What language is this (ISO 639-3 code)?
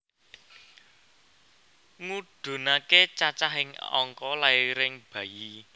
jav